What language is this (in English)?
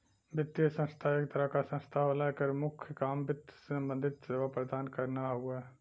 Bhojpuri